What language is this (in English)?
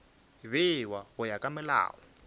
Northern Sotho